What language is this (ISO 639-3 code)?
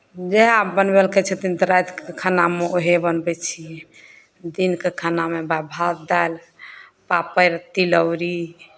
mai